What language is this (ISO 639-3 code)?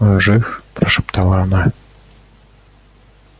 rus